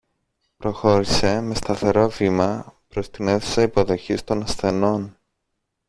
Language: Greek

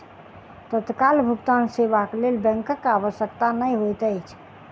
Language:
Maithili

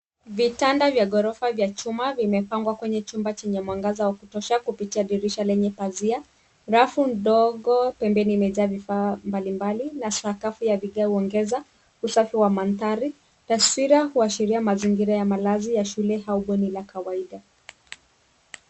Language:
Swahili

